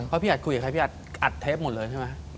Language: Thai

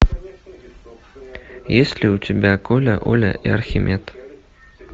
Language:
Russian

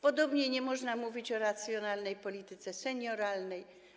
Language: Polish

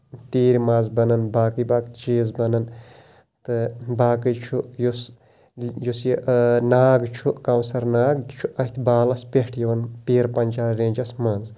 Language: Kashmiri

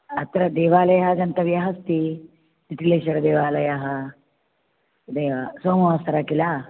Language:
Sanskrit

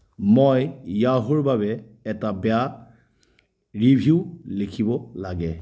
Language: Assamese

